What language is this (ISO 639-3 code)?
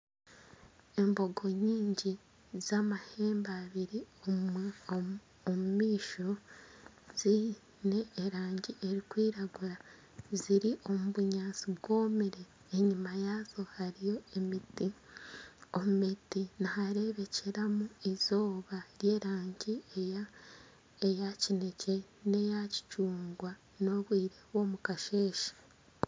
nyn